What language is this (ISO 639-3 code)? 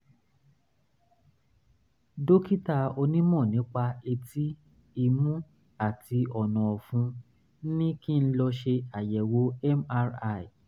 yor